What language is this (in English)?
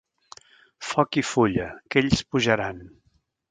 Catalan